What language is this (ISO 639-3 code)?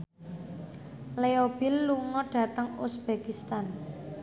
jav